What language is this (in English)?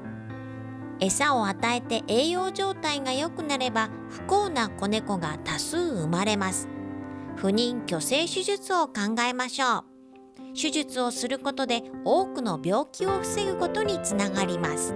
Japanese